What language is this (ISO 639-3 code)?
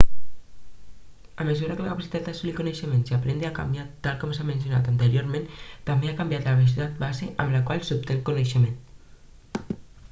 cat